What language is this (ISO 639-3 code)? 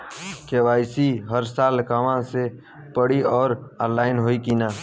bho